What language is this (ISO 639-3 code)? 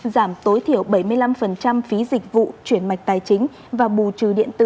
vie